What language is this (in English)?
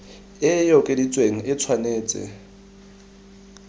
Tswana